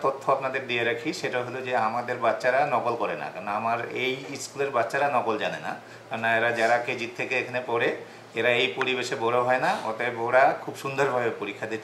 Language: Turkish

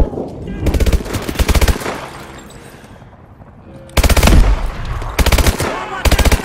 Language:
Italian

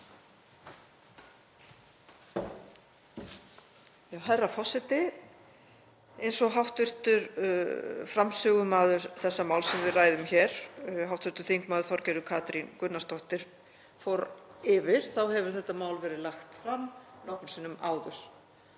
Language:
Icelandic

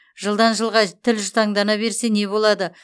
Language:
Kazakh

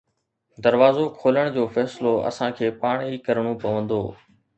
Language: Sindhi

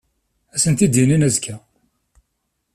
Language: Kabyle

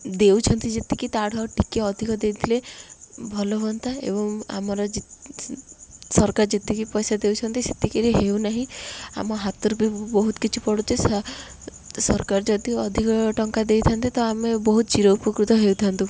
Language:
Odia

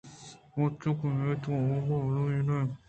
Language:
Eastern Balochi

